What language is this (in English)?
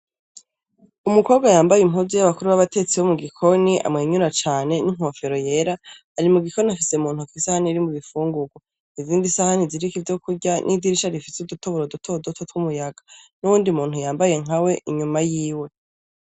Rundi